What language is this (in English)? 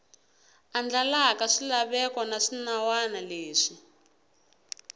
Tsonga